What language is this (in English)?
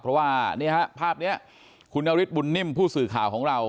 Thai